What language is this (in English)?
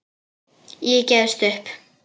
Icelandic